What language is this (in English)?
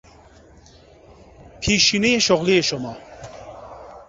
Persian